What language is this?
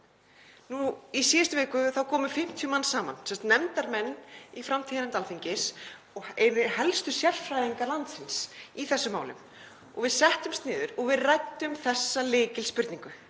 Icelandic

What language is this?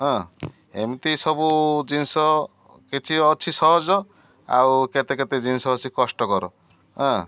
Odia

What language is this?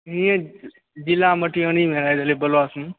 Maithili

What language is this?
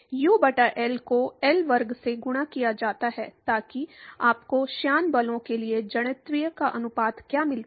Hindi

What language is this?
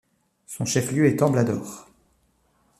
French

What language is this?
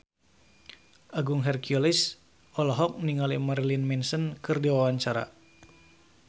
Sundanese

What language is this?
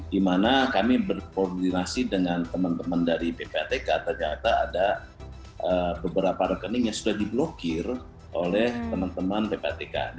Indonesian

